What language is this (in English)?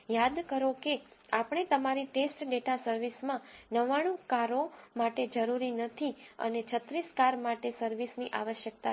Gujarati